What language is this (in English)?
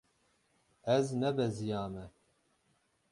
Kurdish